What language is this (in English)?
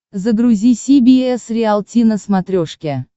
Russian